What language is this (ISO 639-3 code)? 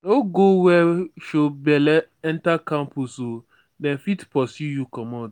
pcm